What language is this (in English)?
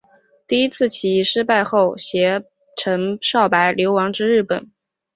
Chinese